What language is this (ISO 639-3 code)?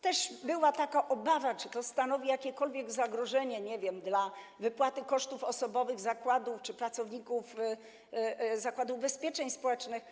pol